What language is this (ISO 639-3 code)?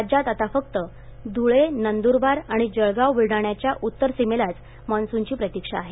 mar